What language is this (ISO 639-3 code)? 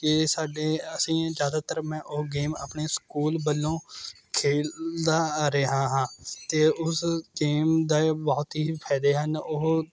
pan